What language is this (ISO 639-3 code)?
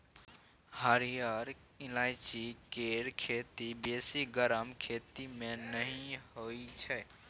mai